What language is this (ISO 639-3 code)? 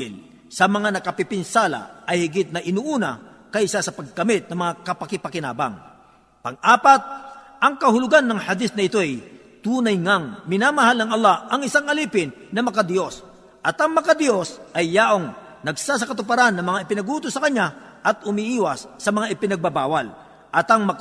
fil